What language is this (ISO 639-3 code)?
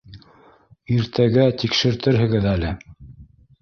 bak